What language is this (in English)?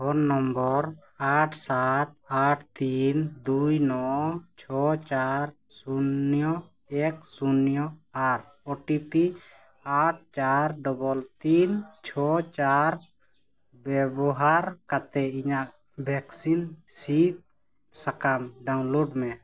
Santali